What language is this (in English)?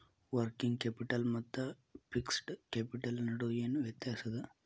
Kannada